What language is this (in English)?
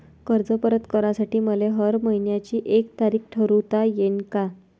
Marathi